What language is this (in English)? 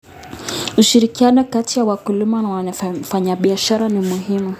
Kalenjin